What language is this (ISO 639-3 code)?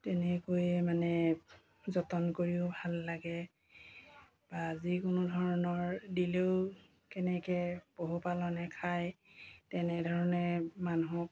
asm